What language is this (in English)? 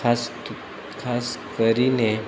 Gujarati